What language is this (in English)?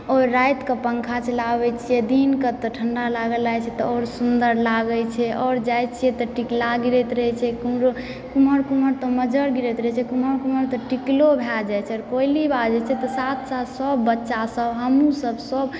Maithili